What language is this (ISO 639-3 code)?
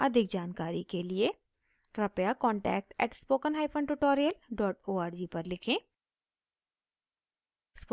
hin